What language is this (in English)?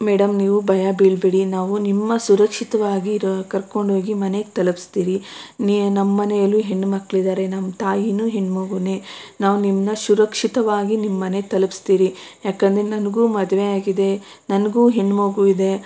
Kannada